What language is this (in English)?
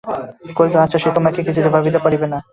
Bangla